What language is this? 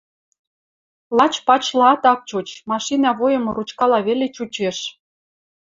Western Mari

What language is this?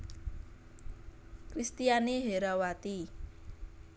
Javanese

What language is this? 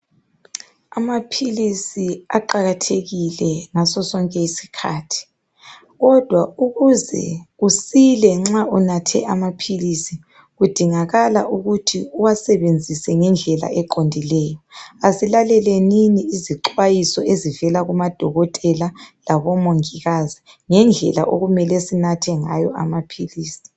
North Ndebele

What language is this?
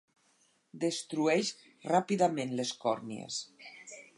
Catalan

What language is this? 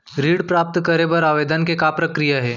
Chhattisgarhi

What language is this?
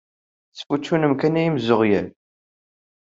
Kabyle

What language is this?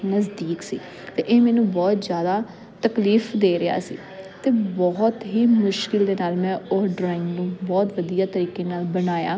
Punjabi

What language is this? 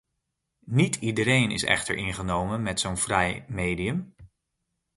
Dutch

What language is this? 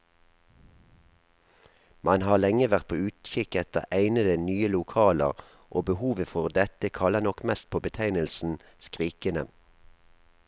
Norwegian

